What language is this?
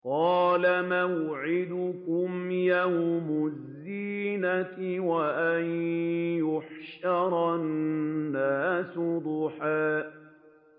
Arabic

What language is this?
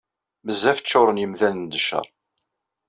Kabyle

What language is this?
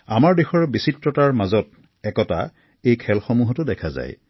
Assamese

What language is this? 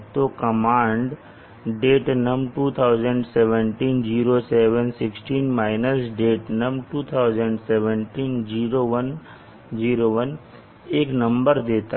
Hindi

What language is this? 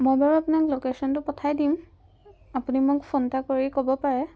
Assamese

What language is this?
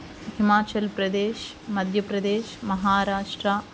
Telugu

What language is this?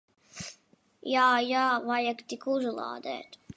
Latvian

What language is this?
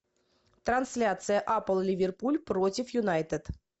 Russian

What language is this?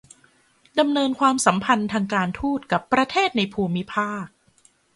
Thai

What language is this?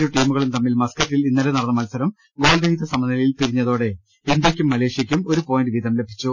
Malayalam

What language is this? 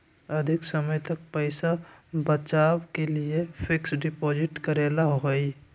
Magahi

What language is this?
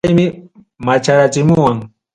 Ayacucho Quechua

